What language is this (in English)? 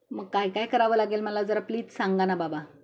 Marathi